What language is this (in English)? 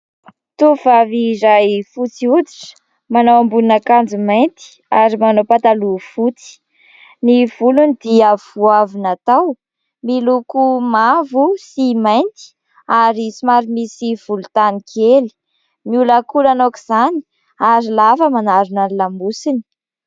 Malagasy